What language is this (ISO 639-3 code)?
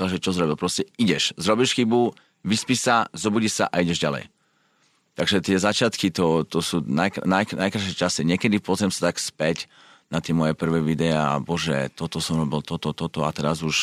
slk